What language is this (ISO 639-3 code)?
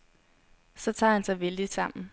dan